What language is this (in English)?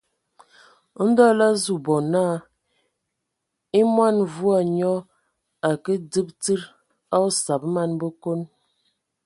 Ewondo